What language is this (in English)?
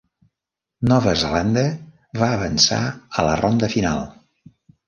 Catalan